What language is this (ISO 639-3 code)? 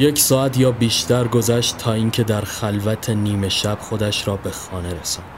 fas